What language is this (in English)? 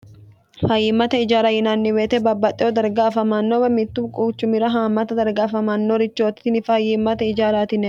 Sidamo